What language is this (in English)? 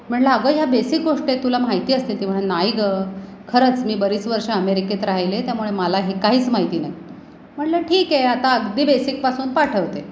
Marathi